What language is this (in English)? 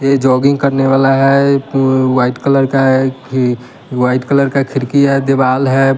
Hindi